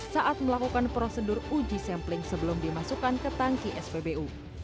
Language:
Indonesian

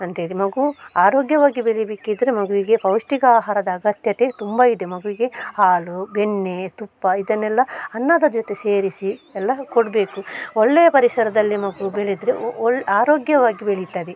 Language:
Kannada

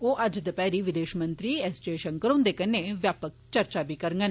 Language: Dogri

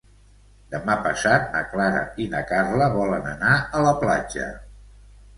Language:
Catalan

